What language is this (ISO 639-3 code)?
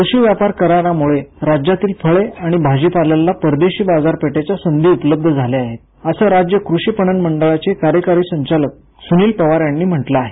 mar